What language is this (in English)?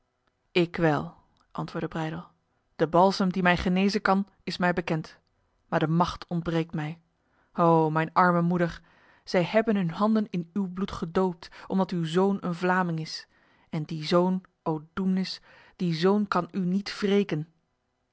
Dutch